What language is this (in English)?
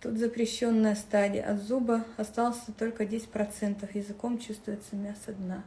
Russian